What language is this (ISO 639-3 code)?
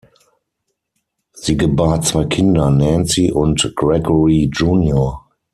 deu